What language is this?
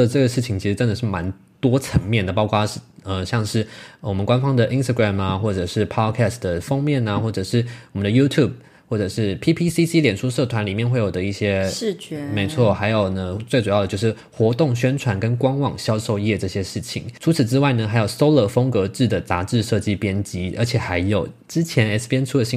Chinese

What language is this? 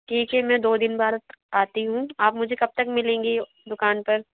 Hindi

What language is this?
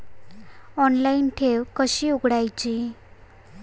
Marathi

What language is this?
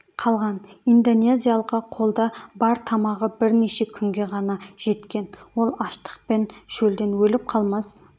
Kazakh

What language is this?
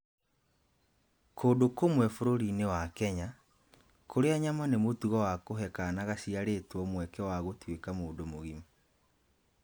Kikuyu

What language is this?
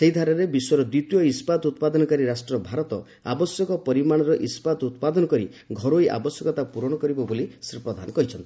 Odia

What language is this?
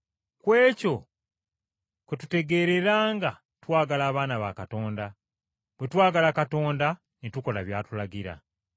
Ganda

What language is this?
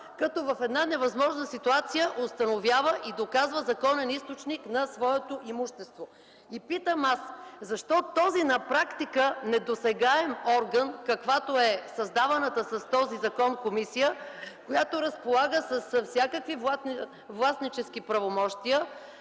Bulgarian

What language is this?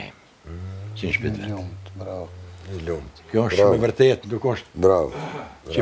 Greek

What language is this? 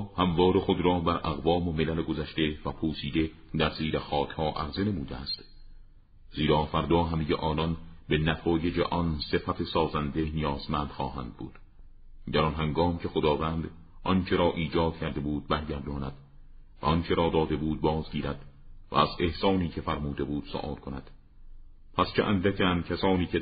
Persian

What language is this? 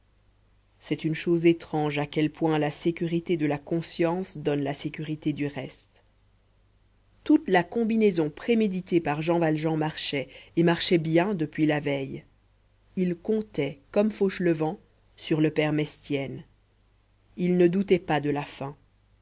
French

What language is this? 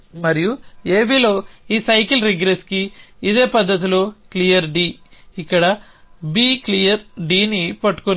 Telugu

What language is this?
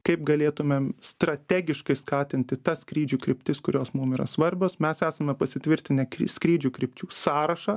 Lithuanian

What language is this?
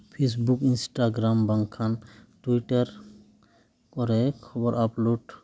Santali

